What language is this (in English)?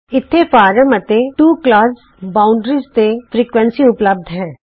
Punjabi